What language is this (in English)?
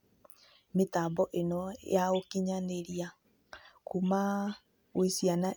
Kikuyu